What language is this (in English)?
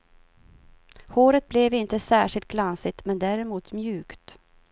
Swedish